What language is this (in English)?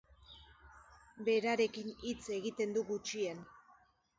Basque